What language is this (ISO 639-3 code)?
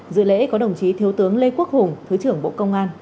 vie